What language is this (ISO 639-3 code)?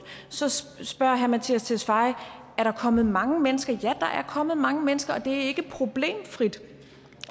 dan